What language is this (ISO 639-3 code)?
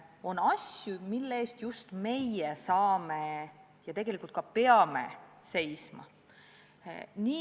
est